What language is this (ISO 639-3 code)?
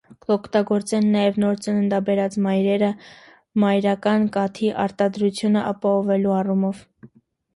hye